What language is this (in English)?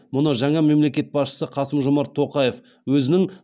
Kazakh